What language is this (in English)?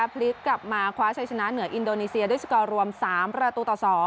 Thai